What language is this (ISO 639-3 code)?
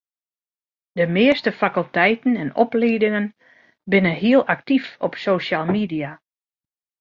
fry